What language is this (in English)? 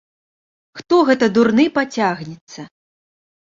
Belarusian